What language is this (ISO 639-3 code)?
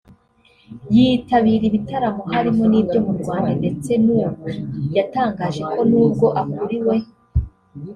kin